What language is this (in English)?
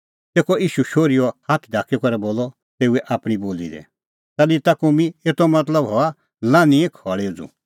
Kullu Pahari